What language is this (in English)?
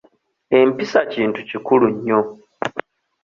Ganda